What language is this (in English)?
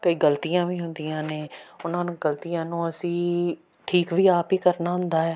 Punjabi